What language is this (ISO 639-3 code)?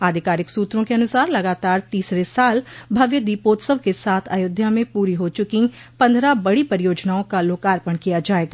hin